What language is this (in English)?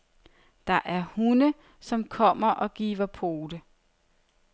Danish